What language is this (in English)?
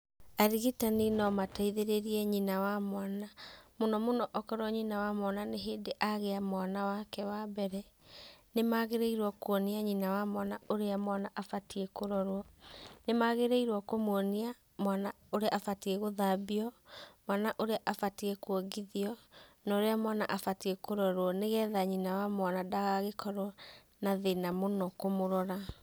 Kikuyu